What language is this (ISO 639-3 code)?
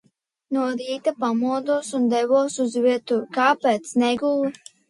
lav